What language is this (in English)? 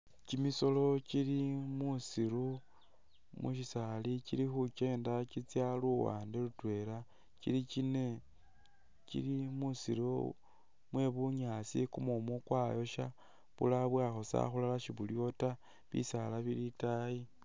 Masaaba